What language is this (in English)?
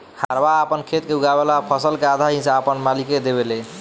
Bhojpuri